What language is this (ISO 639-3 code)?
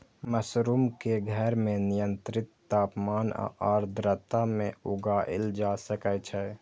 mai